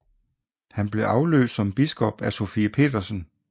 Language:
Danish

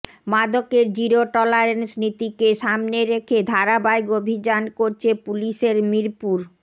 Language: Bangla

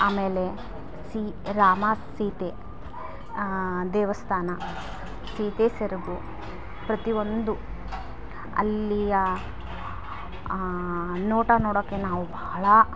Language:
Kannada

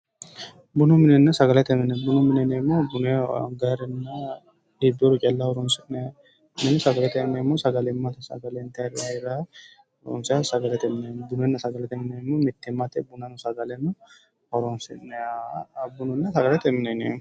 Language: Sidamo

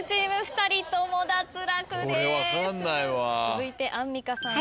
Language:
Japanese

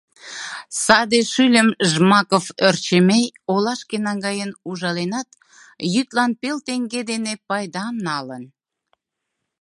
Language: Mari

